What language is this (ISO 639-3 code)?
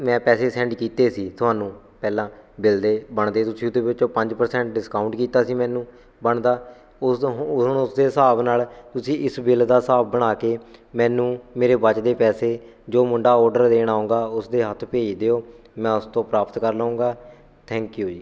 pan